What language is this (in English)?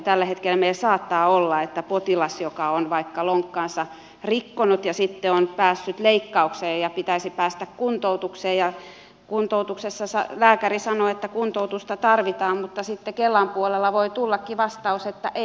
Finnish